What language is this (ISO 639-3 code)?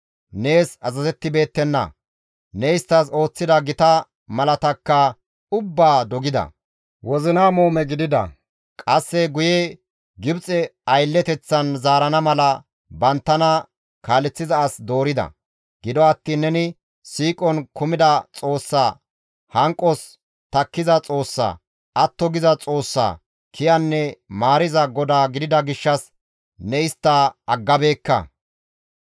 gmv